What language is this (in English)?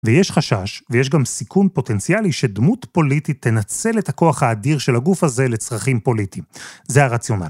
Hebrew